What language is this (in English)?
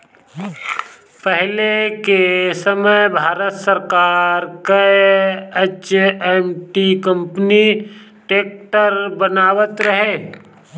Bhojpuri